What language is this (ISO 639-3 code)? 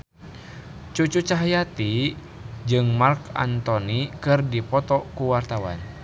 sun